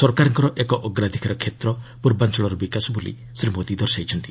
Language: Odia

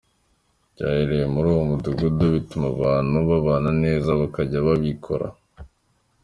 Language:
Kinyarwanda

